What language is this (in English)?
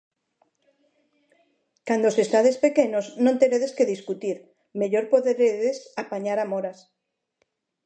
Galician